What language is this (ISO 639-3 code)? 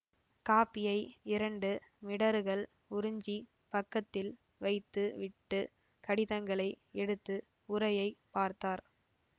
tam